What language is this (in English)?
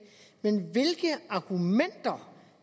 Danish